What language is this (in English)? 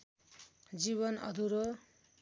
Nepali